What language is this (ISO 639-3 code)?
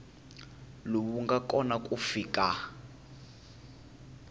tso